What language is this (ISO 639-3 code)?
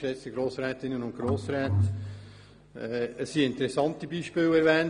gsw